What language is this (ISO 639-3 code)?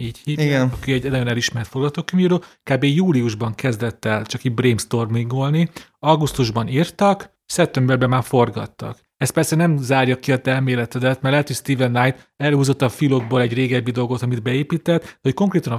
hun